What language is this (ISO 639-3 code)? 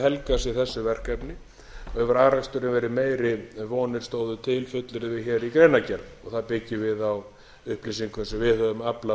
isl